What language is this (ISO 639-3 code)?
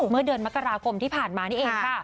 tha